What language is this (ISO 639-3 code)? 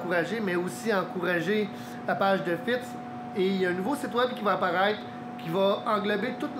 fra